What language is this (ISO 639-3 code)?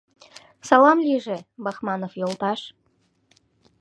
chm